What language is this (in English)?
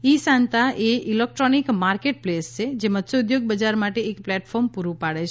Gujarati